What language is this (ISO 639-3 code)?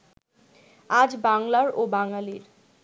ben